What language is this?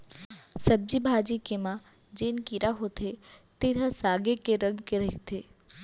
Chhattisgarhi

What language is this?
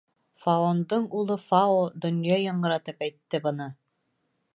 Bashkir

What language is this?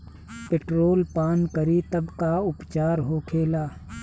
Bhojpuri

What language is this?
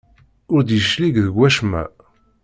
Kabyle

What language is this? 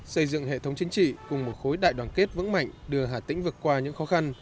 Vietnamese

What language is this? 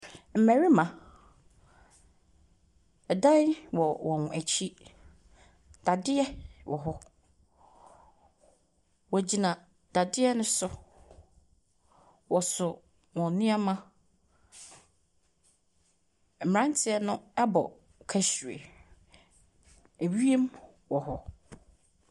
Akan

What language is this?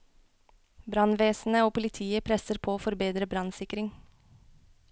Norwegian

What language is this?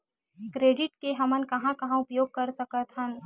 Chhattisgarhi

